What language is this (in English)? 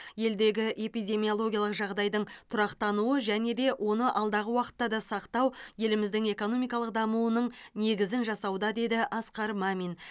Kazakh